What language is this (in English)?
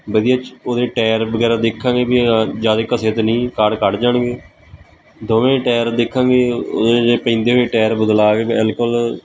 Punjabi